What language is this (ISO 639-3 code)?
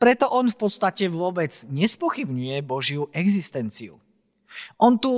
slk